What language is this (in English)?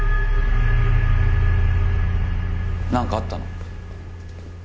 Japanese